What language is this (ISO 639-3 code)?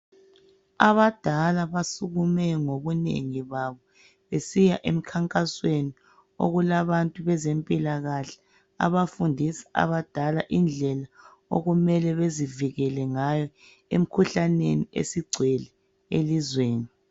nde